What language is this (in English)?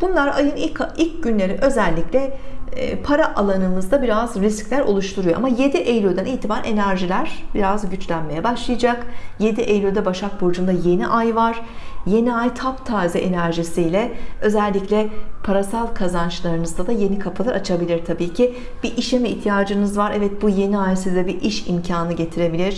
Turkish